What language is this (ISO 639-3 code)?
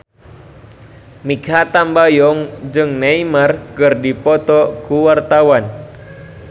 sun